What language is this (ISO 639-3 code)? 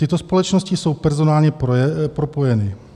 ces